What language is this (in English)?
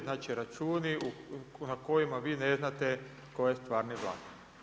Croatian